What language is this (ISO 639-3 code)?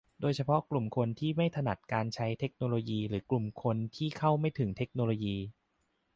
tha